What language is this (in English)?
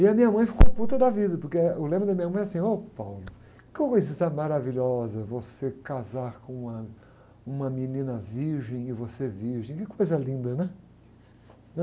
Portuguese